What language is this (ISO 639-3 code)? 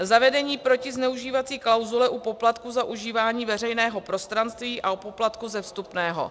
ces